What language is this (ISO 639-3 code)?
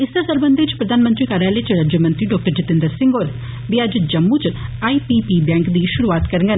doi